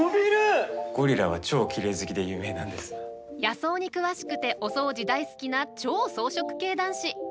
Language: Japanese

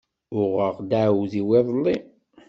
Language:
Kabyle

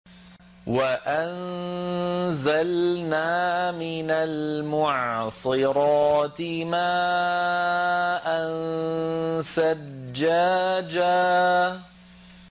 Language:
Arabic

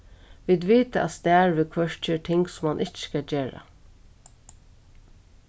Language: Faroese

